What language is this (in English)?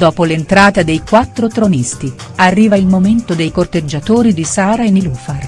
Italian